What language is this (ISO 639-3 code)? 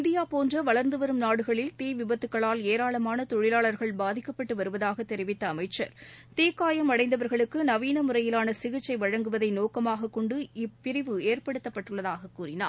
tam